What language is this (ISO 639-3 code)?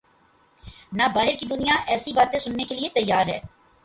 urd